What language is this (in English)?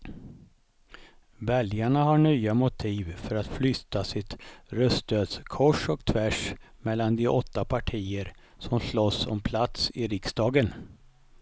Swedish